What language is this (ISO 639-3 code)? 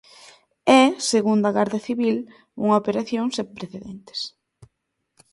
glg